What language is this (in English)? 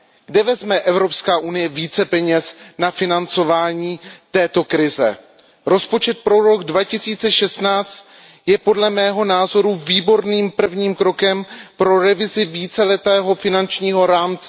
Czech